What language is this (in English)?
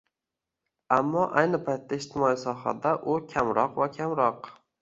Uzbek